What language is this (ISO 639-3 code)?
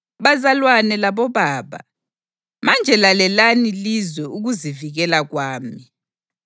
nde